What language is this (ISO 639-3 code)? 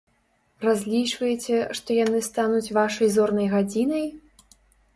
bel